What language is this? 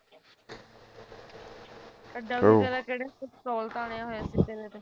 Punjabi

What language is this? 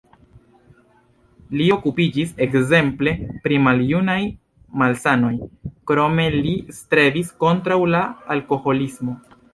Esperanto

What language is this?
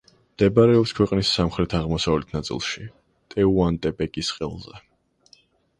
Georgian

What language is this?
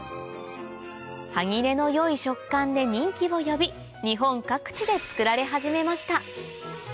Japanese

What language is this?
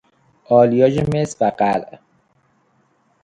Persian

